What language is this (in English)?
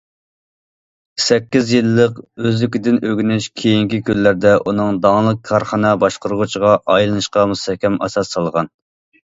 Uyghur